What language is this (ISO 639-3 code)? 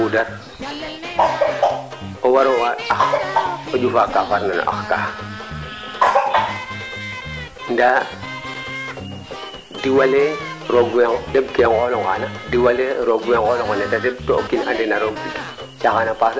srr